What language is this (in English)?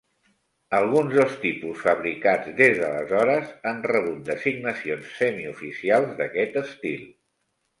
Catalan